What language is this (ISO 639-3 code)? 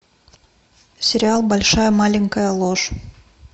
rus